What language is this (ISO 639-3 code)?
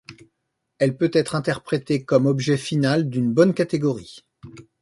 fra